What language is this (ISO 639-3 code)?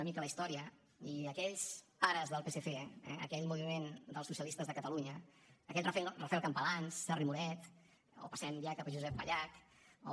cat